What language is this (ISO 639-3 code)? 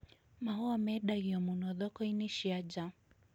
kik